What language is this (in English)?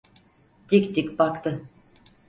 Turkish